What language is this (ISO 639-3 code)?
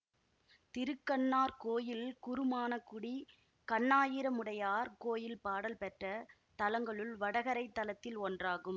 tam